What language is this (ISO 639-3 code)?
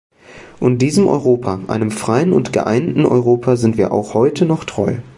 deu